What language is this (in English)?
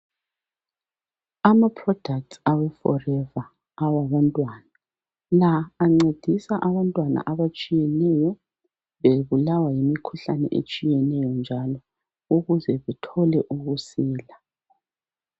North Ndebele